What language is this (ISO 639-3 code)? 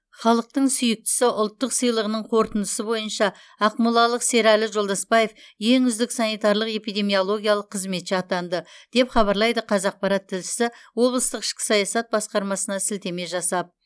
kaz